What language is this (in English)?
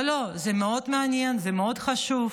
Hebrew